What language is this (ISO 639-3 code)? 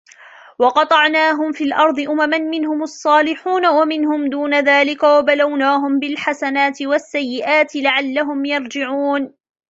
ara